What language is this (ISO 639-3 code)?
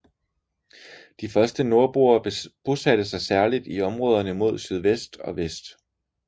dan